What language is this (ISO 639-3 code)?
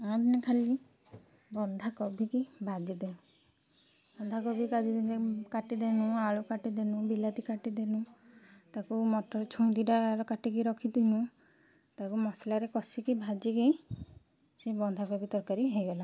ori